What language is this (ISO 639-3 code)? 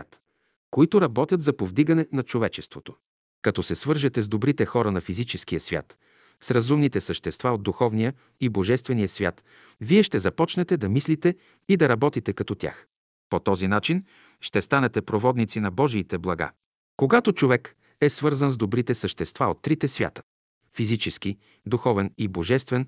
bul